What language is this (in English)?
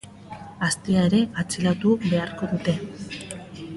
Basque